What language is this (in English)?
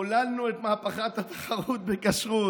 Hebrew